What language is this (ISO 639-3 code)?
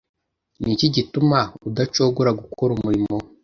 kin